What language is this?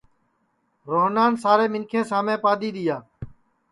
Sansi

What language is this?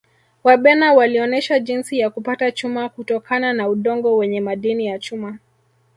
Swahili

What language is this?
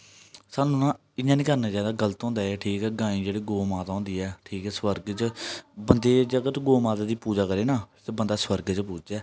Dogri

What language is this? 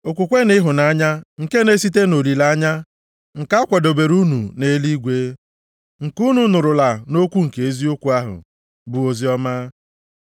Igbo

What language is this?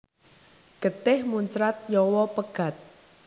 Javanese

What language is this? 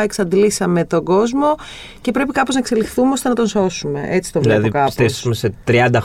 Greek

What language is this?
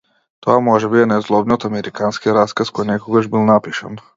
Macedonian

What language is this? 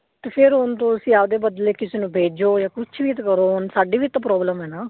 Punjabi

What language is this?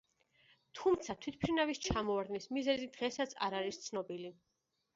Georgian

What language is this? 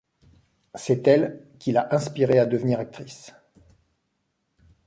French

